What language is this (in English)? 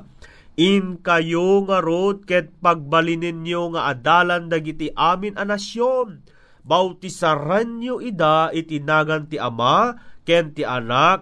Filipino